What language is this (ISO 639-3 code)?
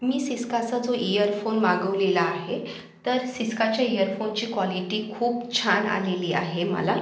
mar